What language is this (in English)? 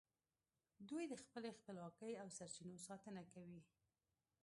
Pashto